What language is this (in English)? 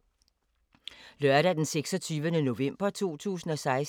Danish